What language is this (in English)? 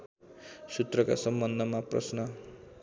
Nepali